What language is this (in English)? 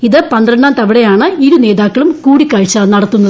Malayalam